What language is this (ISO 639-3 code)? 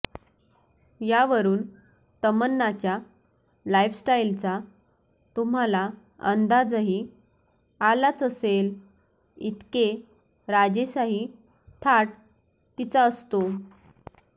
mar